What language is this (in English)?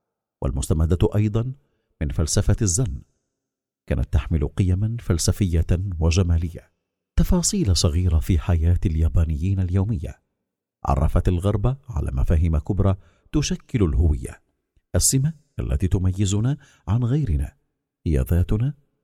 Arabic